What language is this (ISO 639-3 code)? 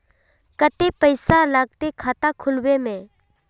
mag